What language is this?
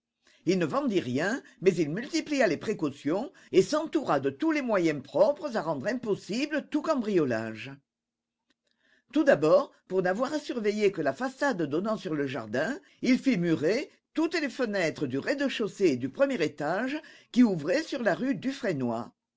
French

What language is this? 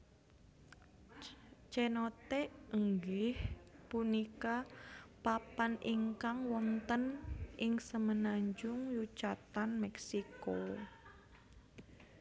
Javanese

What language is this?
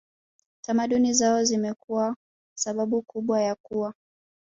Swahili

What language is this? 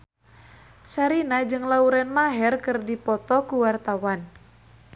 Sundanese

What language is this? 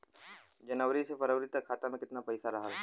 Bhojpuri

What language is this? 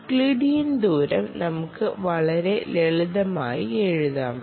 Malayalam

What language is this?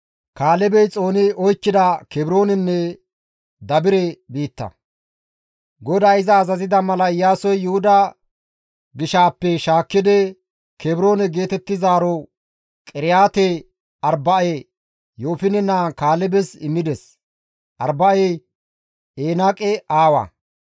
Gamo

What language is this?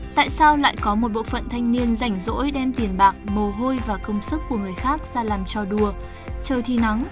Vietnamese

